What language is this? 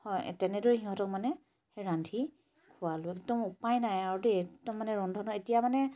Assamese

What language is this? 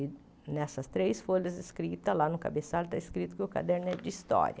Portuguese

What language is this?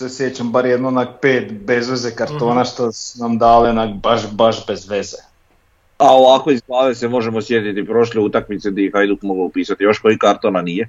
Croatian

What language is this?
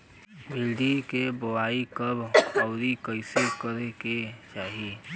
Bhojpuri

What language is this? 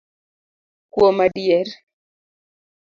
Luo (Kenya and Tanzania)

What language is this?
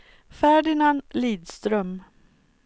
Swedish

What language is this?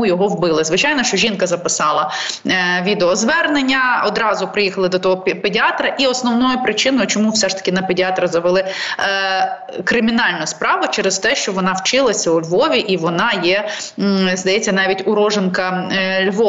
Ukrainian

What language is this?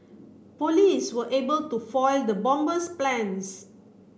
English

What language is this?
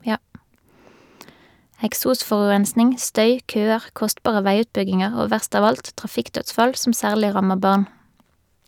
Norwegian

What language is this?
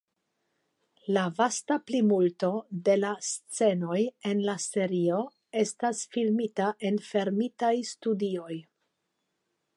Esperanto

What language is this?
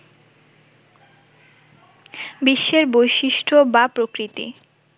Bangla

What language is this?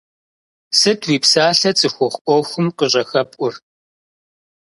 Kabardian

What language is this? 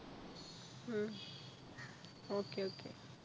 Malayalam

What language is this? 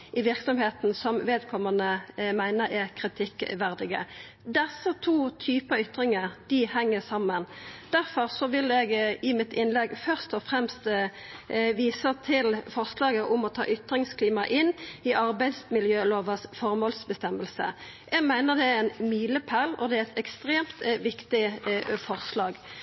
Norwegian Nynorsk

